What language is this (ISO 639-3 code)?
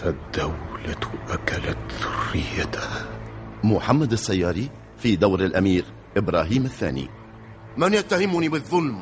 ara